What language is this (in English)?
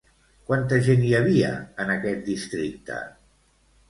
Catalan